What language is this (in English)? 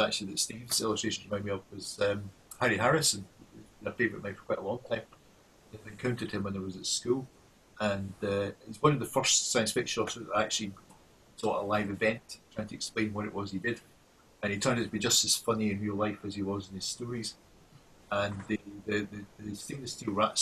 English